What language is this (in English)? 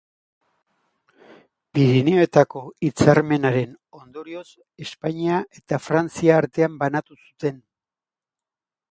Basque